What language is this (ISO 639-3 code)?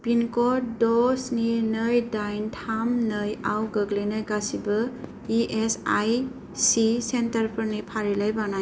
brx